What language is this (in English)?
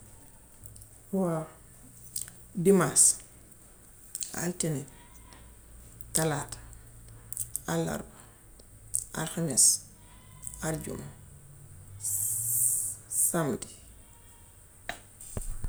Gambian Wolof